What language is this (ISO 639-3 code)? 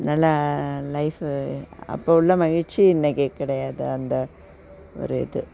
tam